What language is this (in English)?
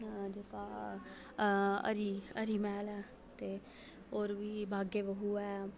Dogri